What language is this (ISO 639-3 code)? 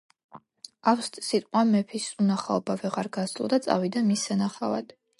kat